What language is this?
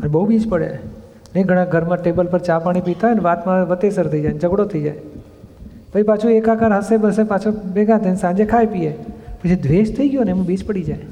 Gujarati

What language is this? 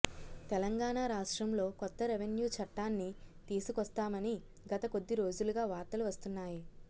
Telugu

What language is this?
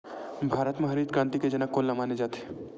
Chhattisgarhi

